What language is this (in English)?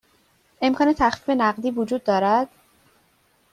Persian